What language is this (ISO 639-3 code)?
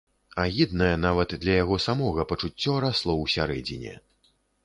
bel